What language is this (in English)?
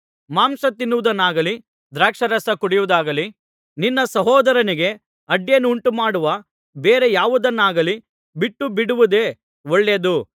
Kannada